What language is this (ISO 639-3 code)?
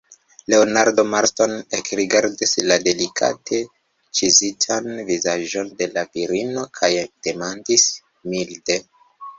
epo